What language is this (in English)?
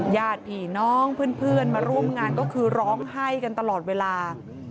Thai